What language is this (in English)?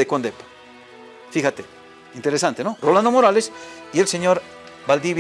Spanish